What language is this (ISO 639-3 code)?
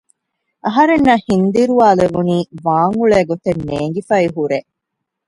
div